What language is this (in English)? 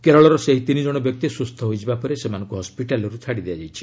Odia